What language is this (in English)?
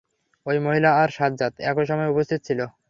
Bangla